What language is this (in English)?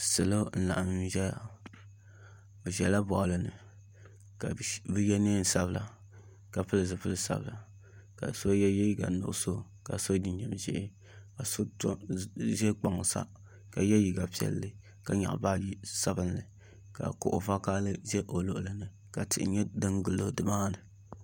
Dagbani